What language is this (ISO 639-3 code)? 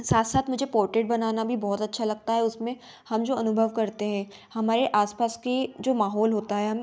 hin